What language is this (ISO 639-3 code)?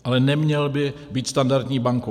ces